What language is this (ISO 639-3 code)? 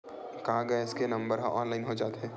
hne